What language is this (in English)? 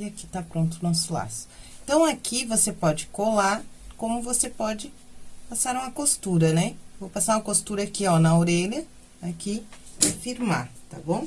Portuguese